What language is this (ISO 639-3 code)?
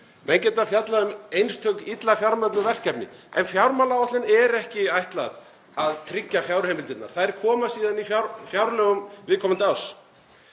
isl